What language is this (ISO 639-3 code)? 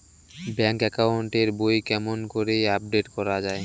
ben